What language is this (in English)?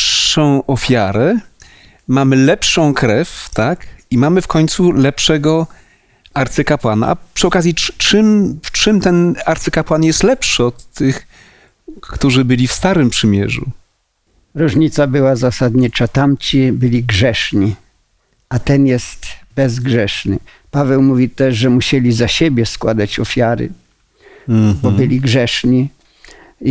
Polish